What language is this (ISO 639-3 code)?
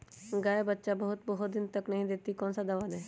mag